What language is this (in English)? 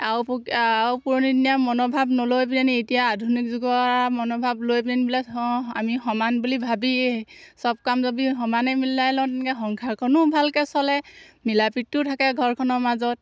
Assamese